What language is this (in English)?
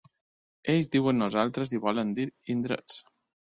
Catalan